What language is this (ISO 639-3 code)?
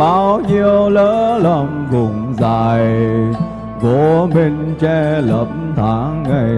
vie